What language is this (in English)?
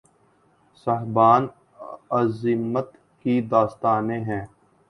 Urdu